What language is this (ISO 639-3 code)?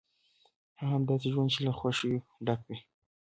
pus